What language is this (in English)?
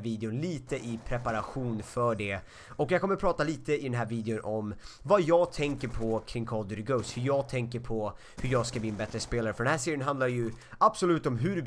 Swedish